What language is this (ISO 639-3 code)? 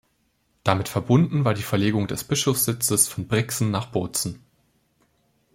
deu